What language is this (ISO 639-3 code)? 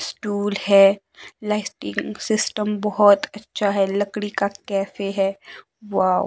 hin